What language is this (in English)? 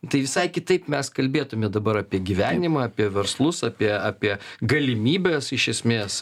Lithuanian